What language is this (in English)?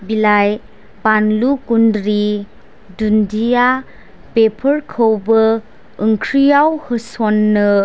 Bodo